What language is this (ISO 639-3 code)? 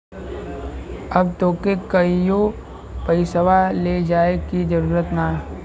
bho